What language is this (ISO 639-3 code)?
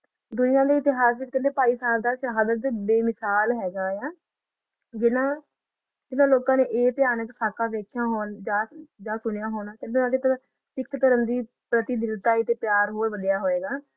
pan